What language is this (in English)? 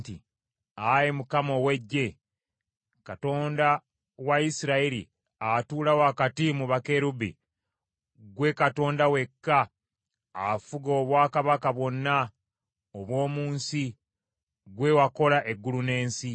Ganda